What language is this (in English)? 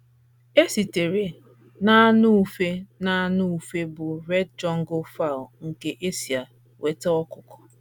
Igbo